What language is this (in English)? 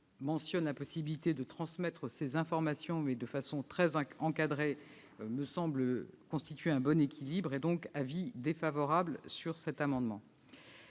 French